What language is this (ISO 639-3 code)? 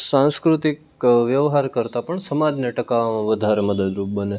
guj